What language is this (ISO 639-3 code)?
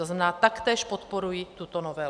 ces